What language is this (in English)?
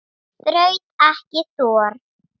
Icelandic